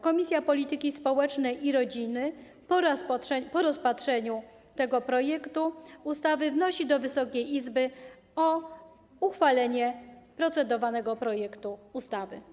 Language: Polish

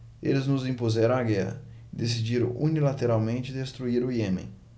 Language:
Portuguese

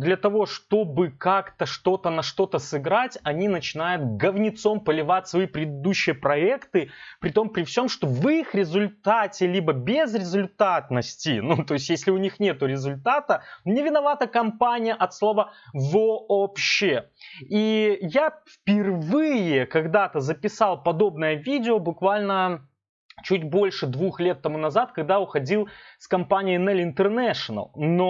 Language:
Russian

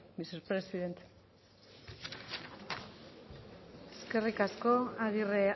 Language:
Basque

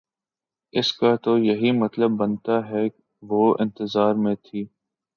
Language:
Urdu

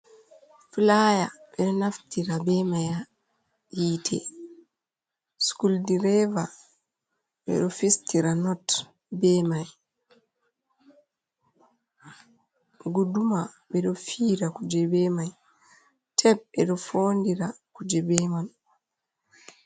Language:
Fula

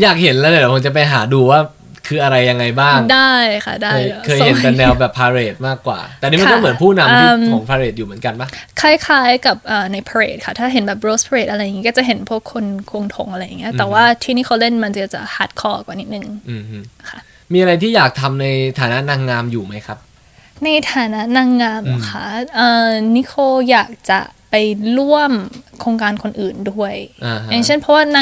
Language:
Thai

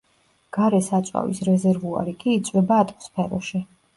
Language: Georgian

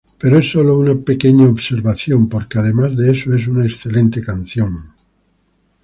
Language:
Spanish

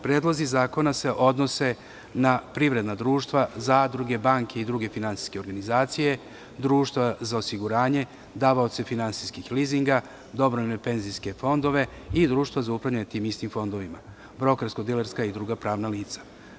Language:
Serbian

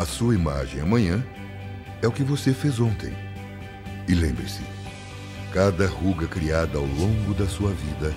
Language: Portuguese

